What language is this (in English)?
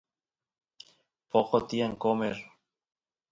Santiago del Estero Quichua